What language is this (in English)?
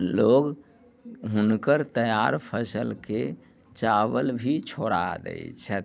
Maithili